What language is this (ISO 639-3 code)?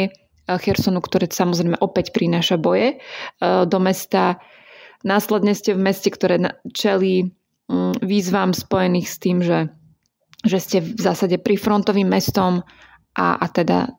slk